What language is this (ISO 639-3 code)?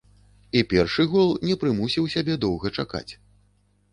bel